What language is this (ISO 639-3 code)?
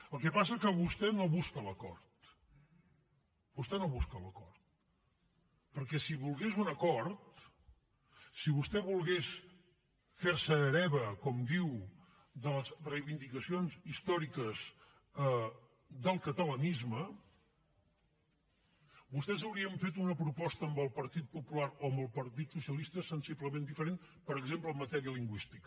cat